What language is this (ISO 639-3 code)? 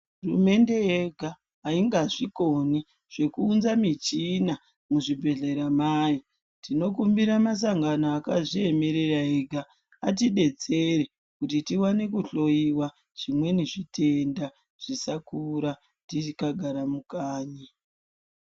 ndc